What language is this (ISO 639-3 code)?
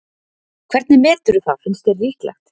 isl